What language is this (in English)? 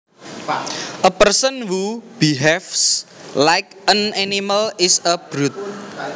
Javanese